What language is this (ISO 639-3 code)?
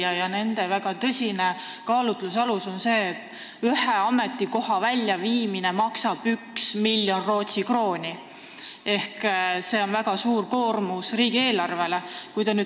est